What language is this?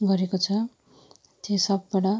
Nepali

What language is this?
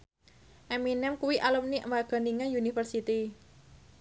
Javanese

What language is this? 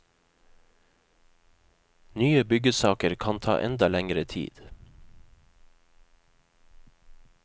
Norwegian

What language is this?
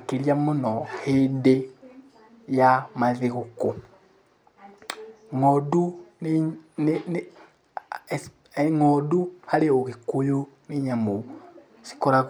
Kikuyu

